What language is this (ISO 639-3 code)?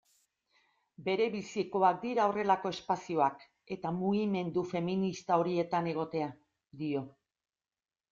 eus